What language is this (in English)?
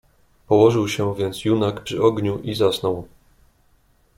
Polish